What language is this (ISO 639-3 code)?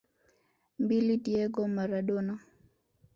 swa